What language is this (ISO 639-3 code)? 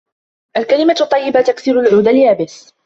ara